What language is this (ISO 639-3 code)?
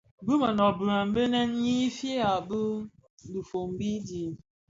ksf